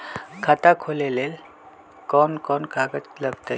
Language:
Magahi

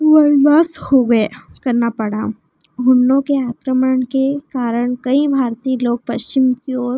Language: Hindi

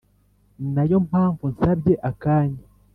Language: Kinyarwanda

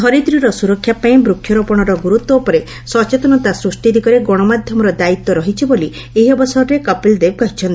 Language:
Odia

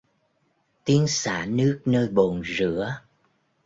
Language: Vietnamese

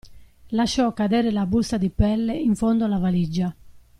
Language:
Italian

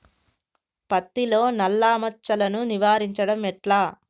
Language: Telugu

